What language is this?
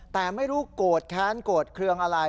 Thai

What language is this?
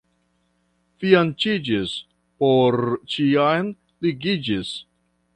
Esperanto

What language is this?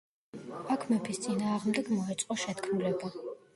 Georgian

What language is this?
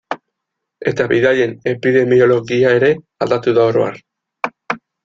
Basque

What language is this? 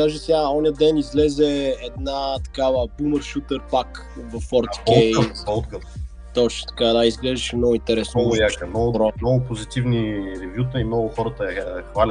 Bulgarian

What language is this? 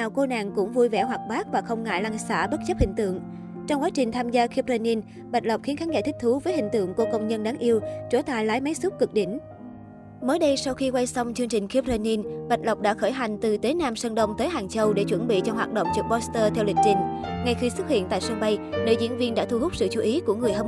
Vietnamese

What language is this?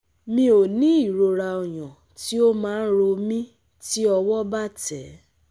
Yoruba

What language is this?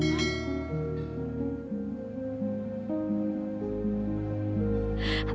Indonesian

